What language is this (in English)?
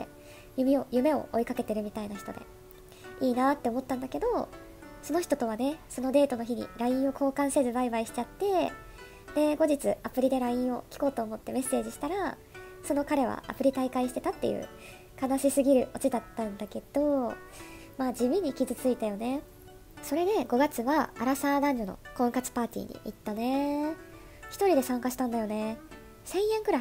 Japanese